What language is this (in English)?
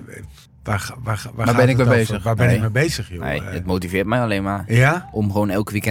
Dutch